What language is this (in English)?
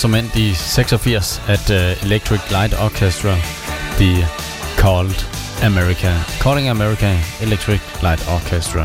Danish